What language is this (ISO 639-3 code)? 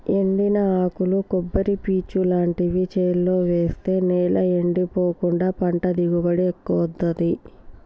tel